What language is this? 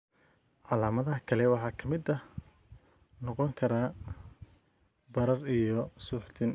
Somali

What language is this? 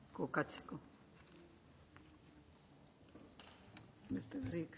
Basque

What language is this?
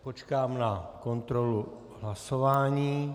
Czech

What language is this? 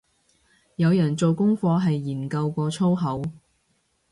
Cantonese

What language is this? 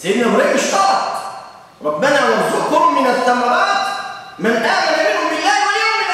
Arabic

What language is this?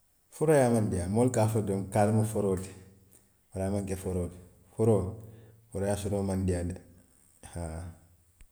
Western Maninkakan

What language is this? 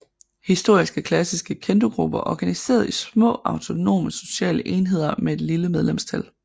Danish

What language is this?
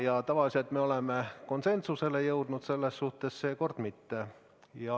Estonian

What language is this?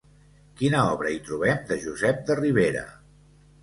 Catalan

